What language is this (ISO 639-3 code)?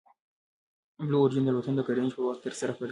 pus